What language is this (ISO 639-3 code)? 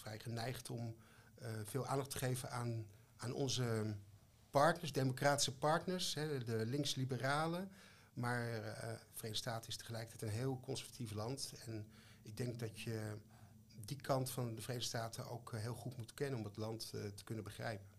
nld